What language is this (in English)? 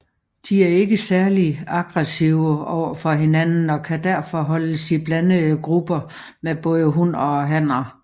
Danish